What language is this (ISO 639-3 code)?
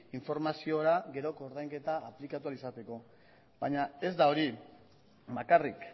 eus